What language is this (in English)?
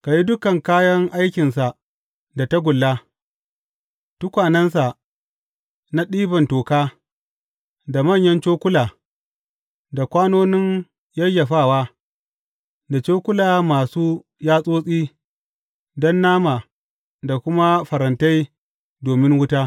Hausa